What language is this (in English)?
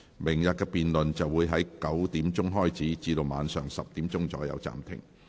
Cantonese